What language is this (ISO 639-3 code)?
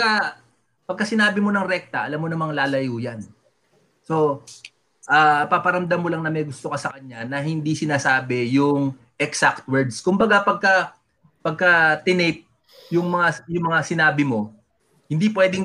fil